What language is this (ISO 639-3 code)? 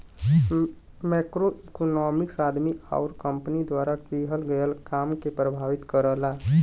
bho